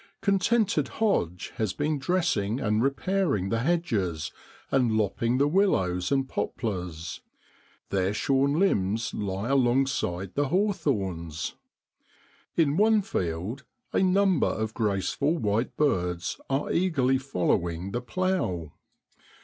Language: English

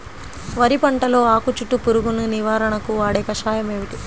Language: Telugu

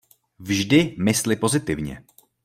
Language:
Czech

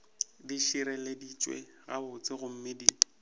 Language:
Northern Sotho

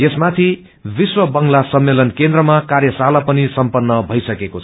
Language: Nepali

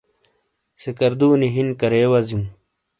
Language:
Shina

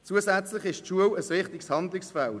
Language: Swiss German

